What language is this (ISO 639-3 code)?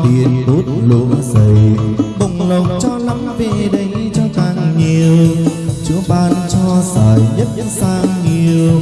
ind